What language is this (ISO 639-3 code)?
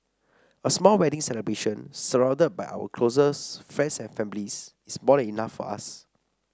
eng